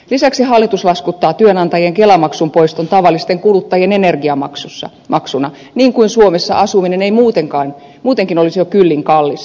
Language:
Finnish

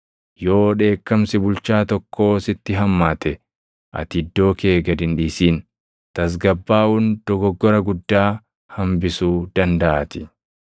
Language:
Oromo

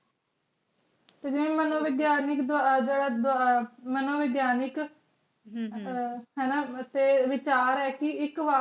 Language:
Punjabi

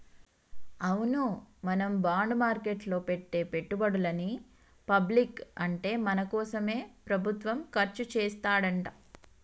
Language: Telugu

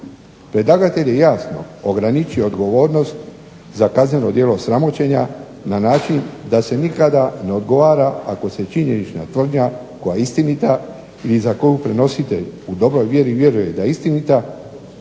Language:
Croatian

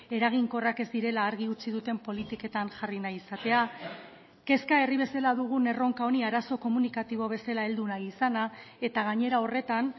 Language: Basque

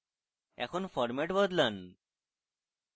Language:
Bangla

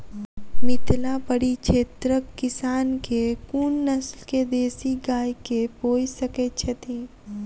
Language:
Maithili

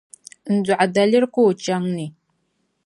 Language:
Dagbani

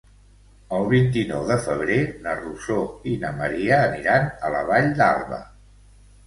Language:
Catalan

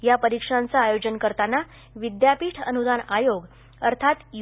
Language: Marathi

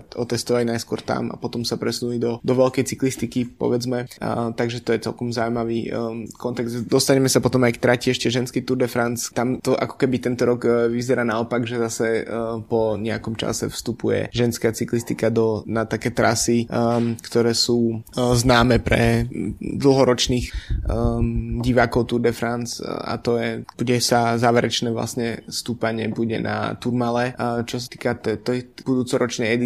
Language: Slovak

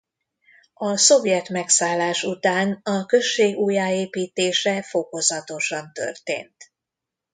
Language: Hungarian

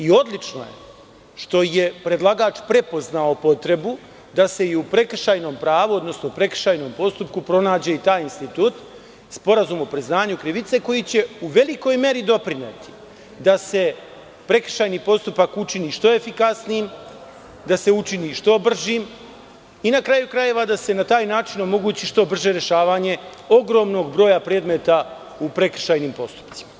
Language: Serbian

